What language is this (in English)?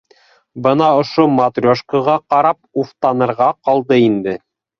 Bashkir